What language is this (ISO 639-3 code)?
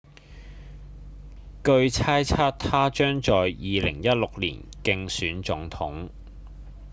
yue